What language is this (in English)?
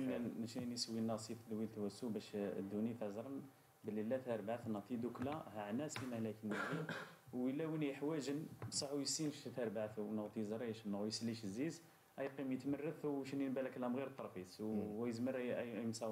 Arabic